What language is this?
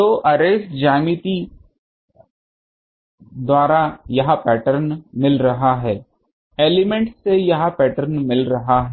Hindi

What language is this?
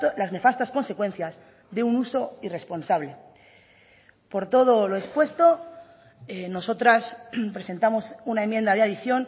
Spanish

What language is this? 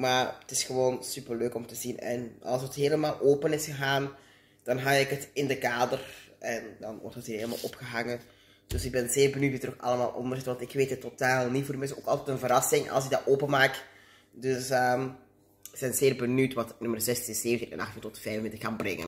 Dutch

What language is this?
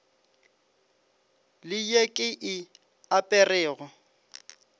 Northern Sotho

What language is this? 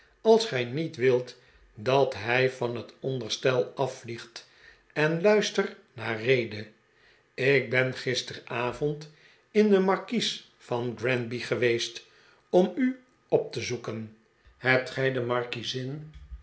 Dutch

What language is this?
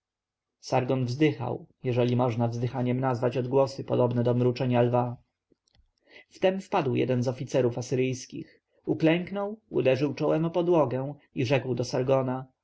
Polish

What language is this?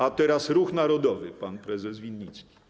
Polish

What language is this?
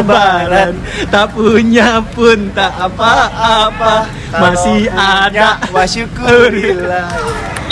Indonesian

